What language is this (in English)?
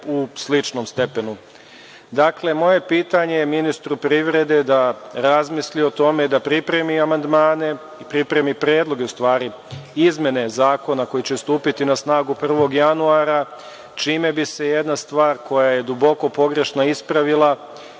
Serbian